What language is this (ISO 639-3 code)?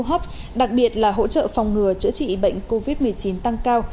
vie